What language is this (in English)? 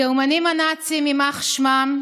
Hebrew